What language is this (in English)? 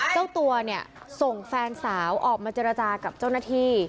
Thai